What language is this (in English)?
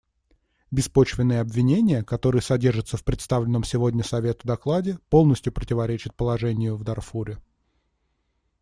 Russian